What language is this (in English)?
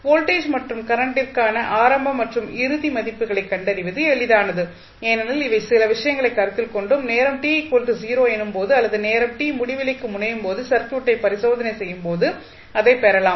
Tamil